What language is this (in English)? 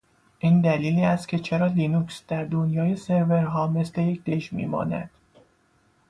Persian